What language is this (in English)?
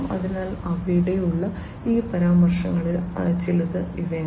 Malayalam